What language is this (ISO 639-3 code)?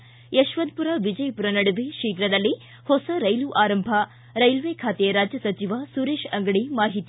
kan